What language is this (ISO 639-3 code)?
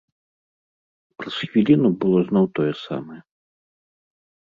bel